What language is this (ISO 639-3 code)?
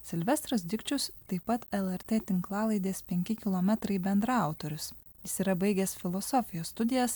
lit